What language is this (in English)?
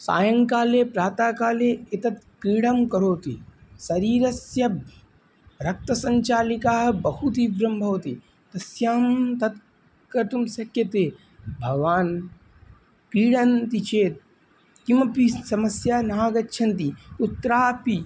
Sanskrit